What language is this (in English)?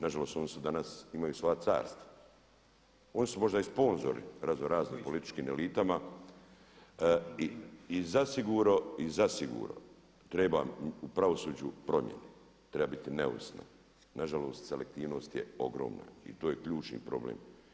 Croatian